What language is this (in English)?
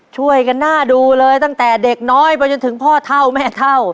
Thai